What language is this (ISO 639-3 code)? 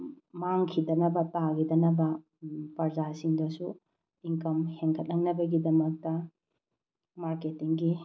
mni